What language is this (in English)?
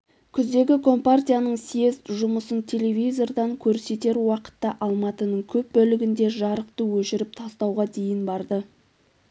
Kazakh